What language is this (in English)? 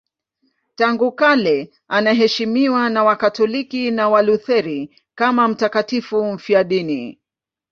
Swahili